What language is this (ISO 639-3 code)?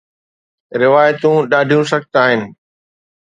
snd